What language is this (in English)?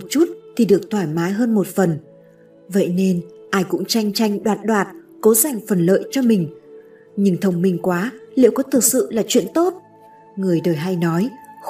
Vietnamese